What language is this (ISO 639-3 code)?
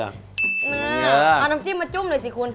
tha